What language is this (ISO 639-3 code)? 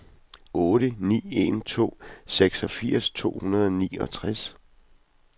dan